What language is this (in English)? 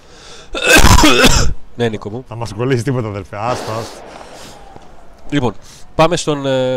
Greek